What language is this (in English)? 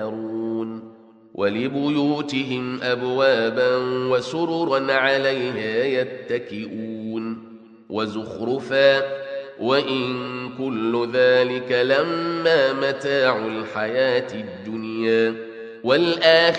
Arabic